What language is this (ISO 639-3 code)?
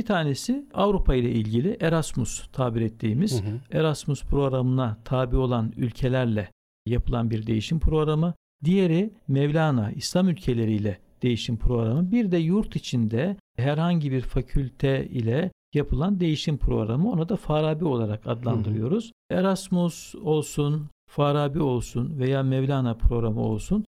tur